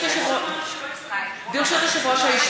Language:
Hebrew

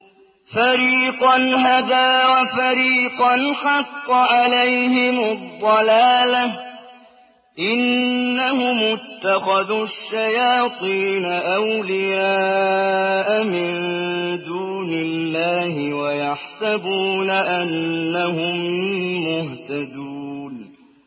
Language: Arabic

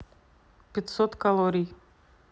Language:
Russian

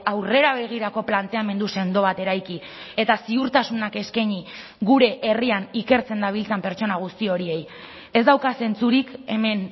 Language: Basque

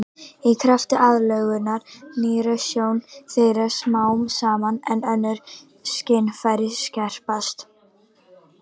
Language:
Icelandic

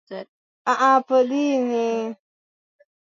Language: Swahili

